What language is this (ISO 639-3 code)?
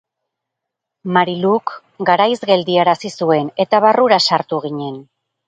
eus